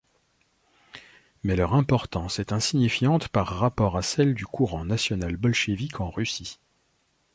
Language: French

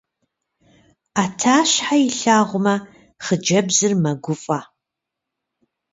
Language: Kabardian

